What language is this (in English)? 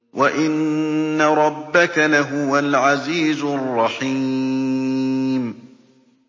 Arabic